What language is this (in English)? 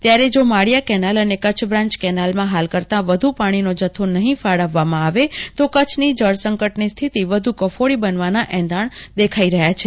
Gujarati